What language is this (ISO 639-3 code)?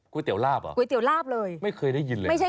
tha